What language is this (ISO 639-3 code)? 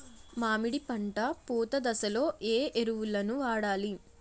tel